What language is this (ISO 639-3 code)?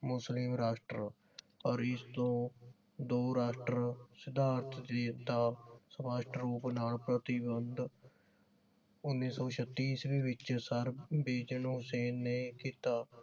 pan